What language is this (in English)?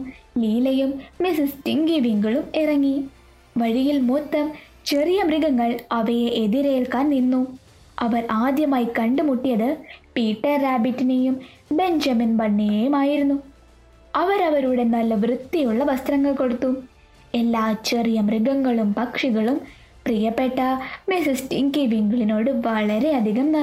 Malayalam